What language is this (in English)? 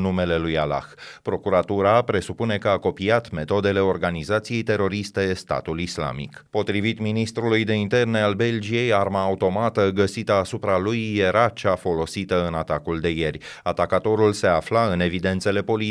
Romanian